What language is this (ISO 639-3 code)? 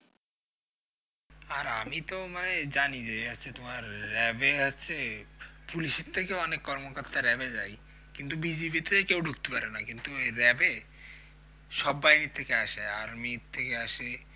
ben